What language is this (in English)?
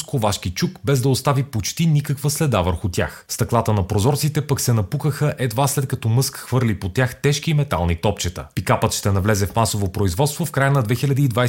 Bulgarian